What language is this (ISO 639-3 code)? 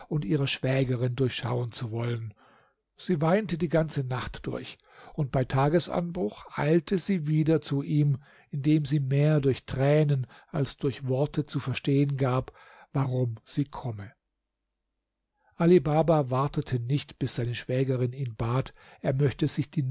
deu